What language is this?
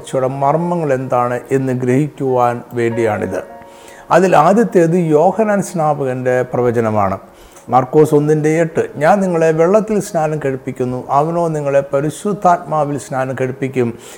Malayalam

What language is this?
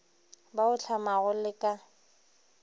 Northern Sotho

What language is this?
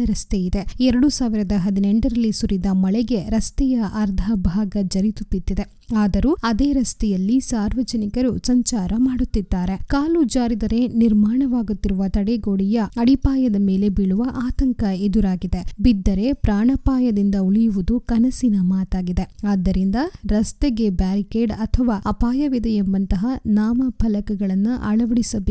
Kannada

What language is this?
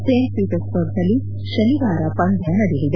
Kannada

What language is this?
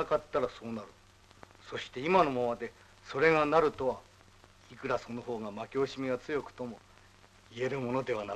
Japanese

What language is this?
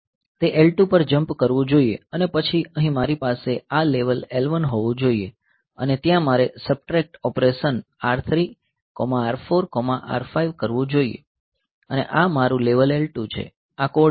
Gujarati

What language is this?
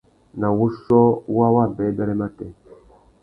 Tuki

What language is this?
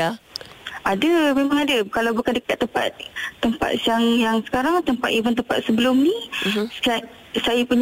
Malay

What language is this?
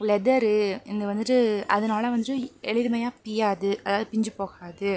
Tamil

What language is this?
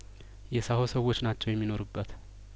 Amharic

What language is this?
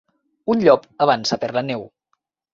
Catalan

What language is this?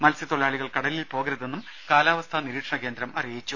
Malayalam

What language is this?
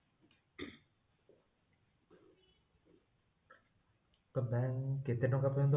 Odia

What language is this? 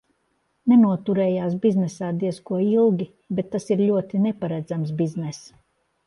Latvian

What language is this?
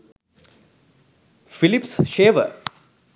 Sinhala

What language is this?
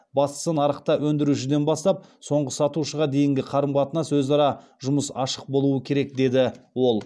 Kazakh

